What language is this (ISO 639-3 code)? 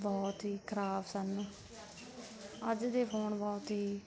pan